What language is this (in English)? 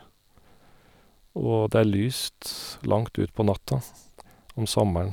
Norwegian